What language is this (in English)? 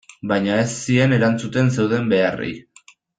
Basque